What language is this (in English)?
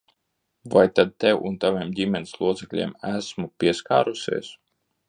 Latvian